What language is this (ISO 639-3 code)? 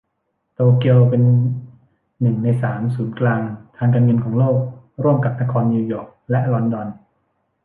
tha